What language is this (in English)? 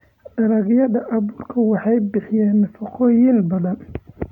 Somali